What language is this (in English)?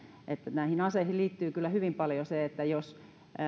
Finnish